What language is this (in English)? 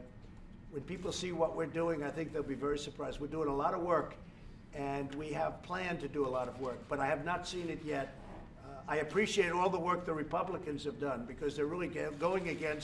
English